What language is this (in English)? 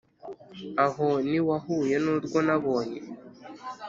Kinyarwanda